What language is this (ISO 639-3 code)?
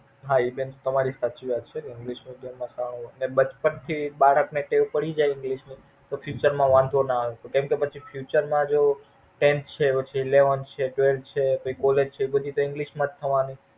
guj